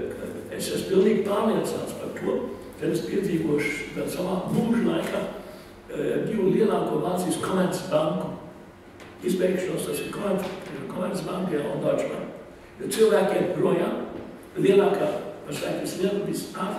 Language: Greek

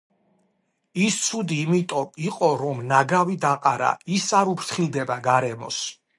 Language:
Georgian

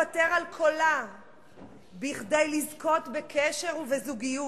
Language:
Hebrew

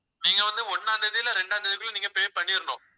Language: Tamil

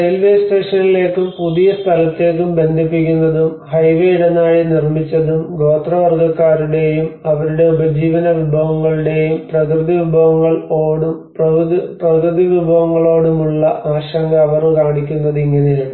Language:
Malayalam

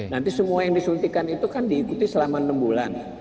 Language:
Indonesian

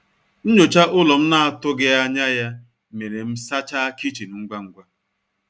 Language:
Igbo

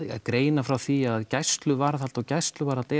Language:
Icelandic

